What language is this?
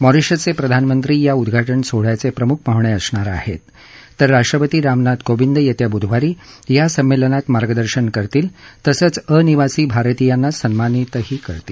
Marathi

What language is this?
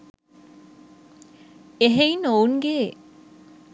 Sinhala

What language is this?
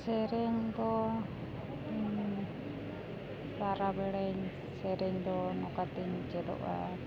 Santali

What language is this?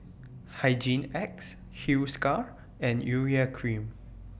English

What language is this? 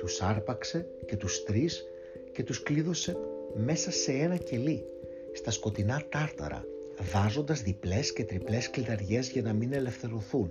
Greek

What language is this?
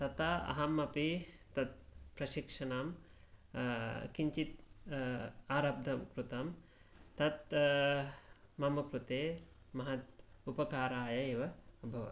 Sanskrit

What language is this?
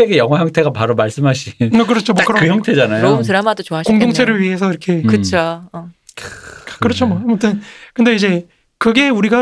Korean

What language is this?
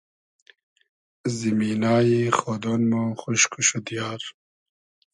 Hazaragi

